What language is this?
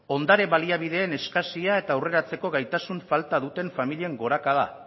Basque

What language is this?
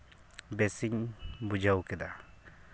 Santali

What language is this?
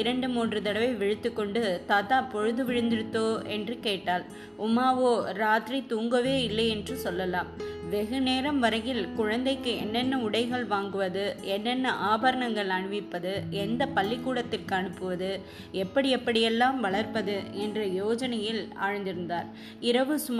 Tamil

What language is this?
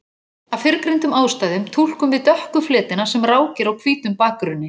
Icelandic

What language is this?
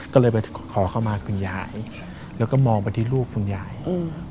Thai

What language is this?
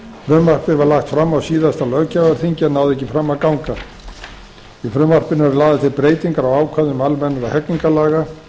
Icelandic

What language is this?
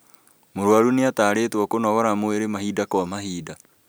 Kikuyu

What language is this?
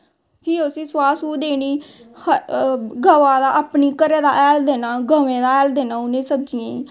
Dogri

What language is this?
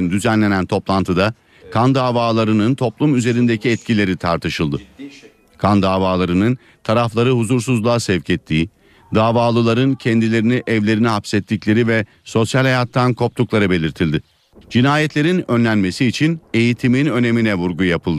Turkish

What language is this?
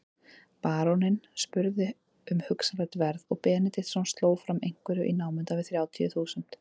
Icelandic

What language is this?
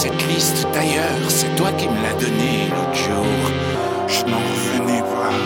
French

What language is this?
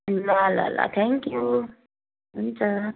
Nepali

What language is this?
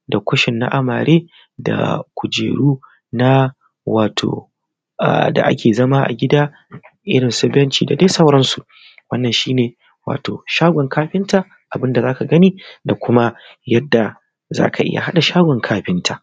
Hausa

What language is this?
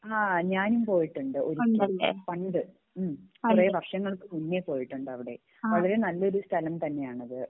Malayalam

